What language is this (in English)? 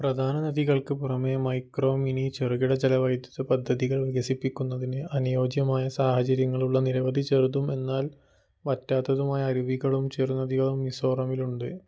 Malayalam